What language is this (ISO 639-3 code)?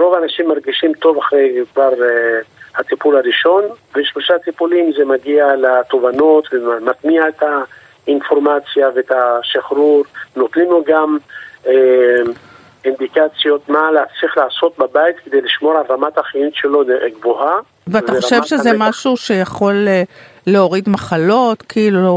heb